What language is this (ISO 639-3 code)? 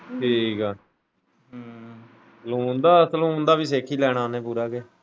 pan